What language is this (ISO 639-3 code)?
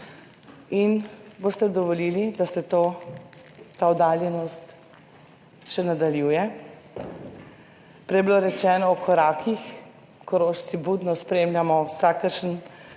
slv